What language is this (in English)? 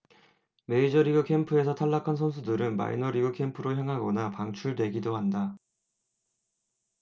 Korean